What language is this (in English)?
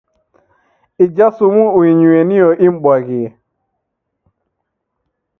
Taita